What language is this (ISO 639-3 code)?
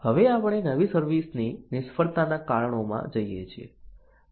guj